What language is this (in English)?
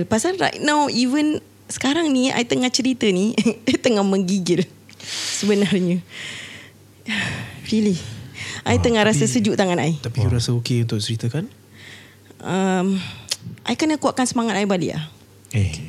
Malay